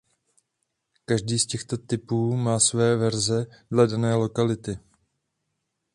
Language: Czech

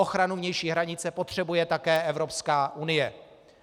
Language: Czech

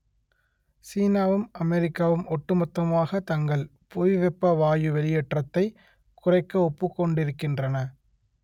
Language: Tamil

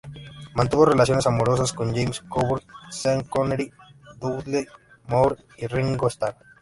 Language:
Spanish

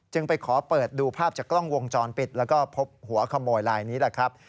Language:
Thai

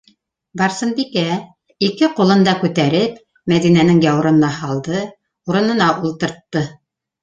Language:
Bashkir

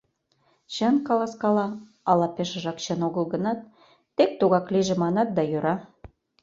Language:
Mari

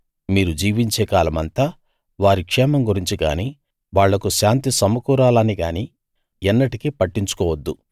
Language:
Telugu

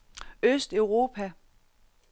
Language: Danish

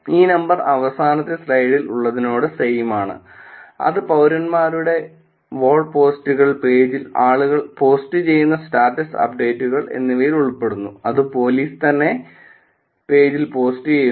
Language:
Malayalam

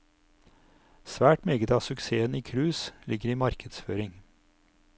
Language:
Norwegian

